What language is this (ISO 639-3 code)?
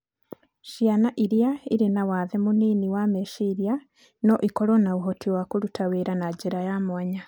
kik